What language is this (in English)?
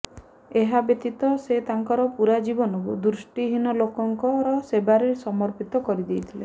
Odia